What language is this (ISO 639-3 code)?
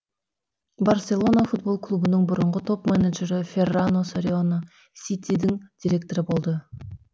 kaz